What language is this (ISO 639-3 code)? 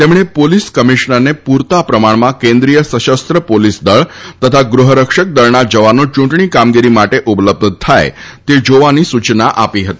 guj